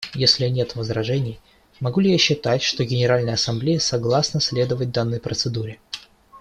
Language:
Russian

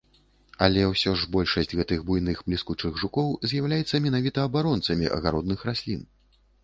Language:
Belarusian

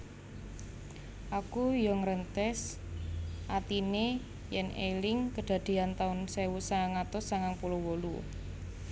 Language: Javanese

